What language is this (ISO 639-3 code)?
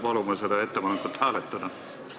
est